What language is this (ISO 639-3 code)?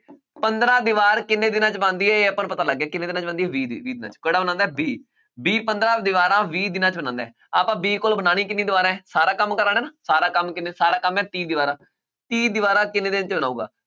pan